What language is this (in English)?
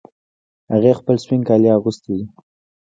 Pashto